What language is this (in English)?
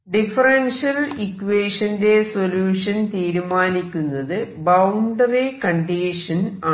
Malayalam